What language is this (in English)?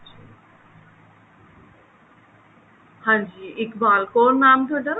Punjabi